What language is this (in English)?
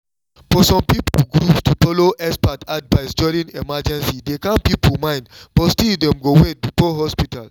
Nigerian Pidgin